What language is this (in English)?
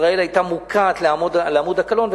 Hebrew